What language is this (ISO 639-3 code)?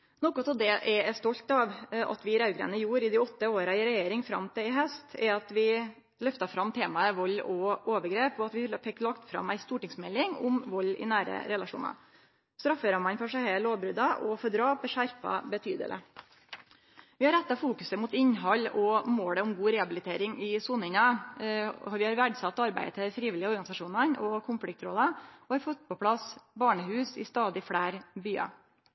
nno